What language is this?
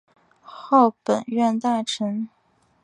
Chinese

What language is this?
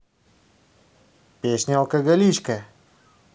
Russian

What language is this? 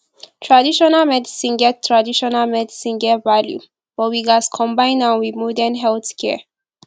Nigerian Pidgin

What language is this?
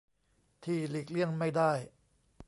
Thai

